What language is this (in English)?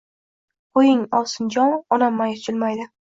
Uzbek